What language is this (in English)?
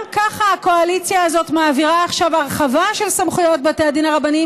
Hebrew